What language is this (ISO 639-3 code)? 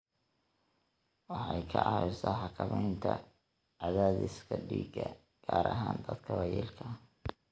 som